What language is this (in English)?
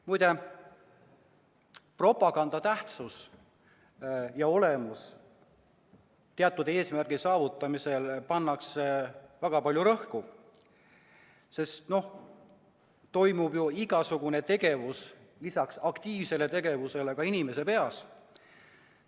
Estonian